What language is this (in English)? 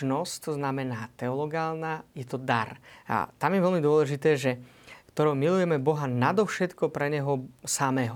Slovak